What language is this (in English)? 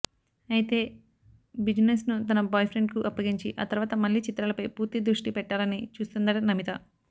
Telugu